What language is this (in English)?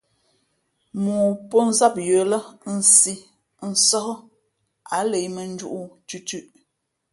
Fe'fe'